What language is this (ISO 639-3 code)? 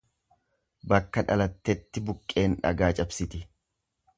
orm